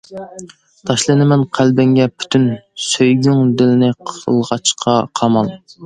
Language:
Uyghur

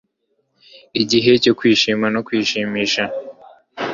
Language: Kinyarwanda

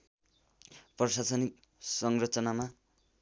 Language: Nepali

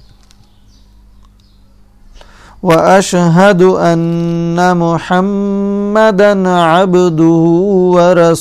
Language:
Arabic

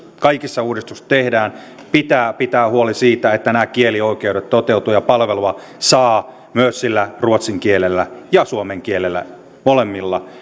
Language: Finnish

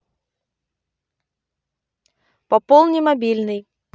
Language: Russian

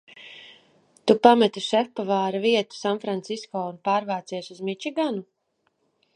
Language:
Latvian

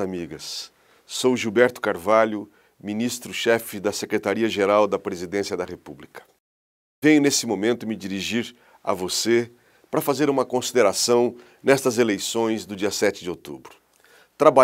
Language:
Portuguese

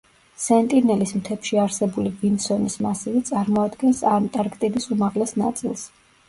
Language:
Georgian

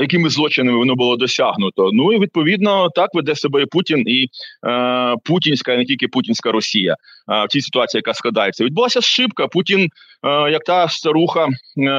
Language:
Ukrainian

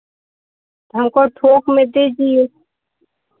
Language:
Hindi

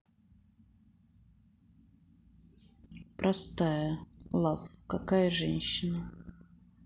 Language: Russian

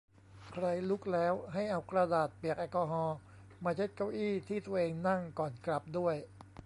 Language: Thai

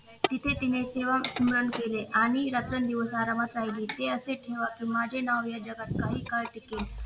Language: Marathi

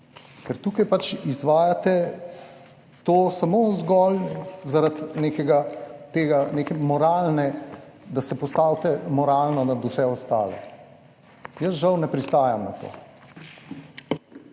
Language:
Slovenian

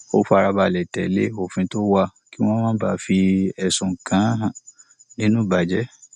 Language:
Yoruba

